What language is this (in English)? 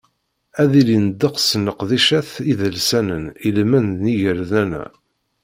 Kabyle